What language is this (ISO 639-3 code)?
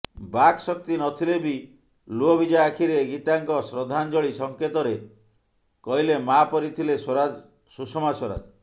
ori